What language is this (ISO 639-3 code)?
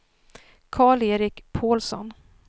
swe